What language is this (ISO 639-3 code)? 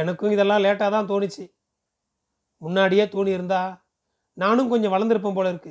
tam